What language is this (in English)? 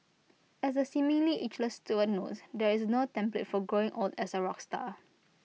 English